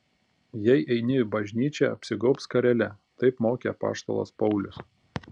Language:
Lithuanian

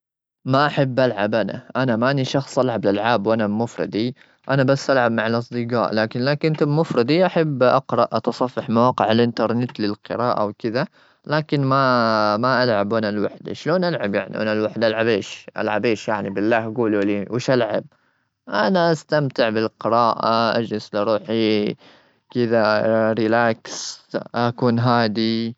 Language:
Gulf Arabic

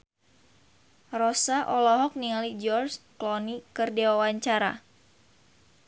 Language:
Sundanese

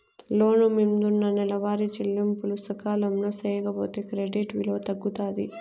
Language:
Telugu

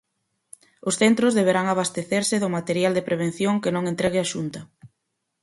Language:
Galician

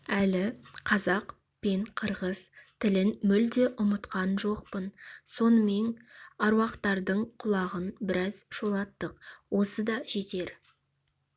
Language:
Kazakh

